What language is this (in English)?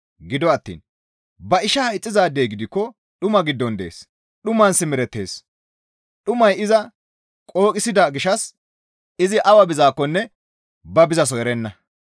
Gamo